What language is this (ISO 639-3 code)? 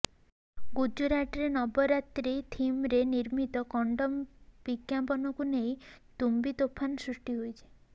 ori